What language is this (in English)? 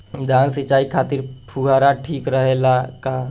Bhojpuri